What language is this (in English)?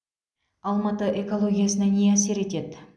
Kazakh